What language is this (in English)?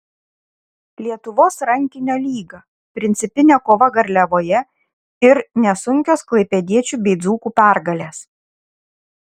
Lithuanian